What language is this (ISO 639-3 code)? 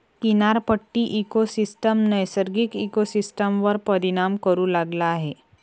mar